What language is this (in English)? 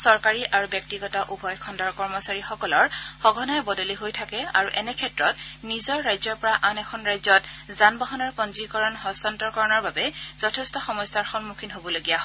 Assamese